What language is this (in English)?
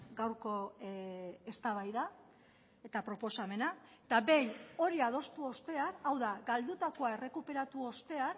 Basque